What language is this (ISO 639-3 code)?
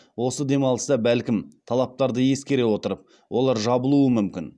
kaz